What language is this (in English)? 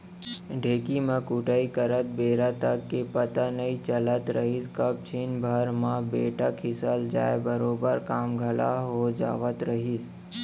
Chhattisgarhi